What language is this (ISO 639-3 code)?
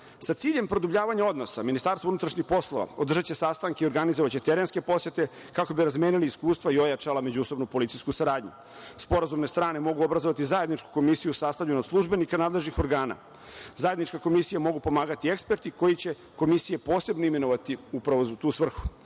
srp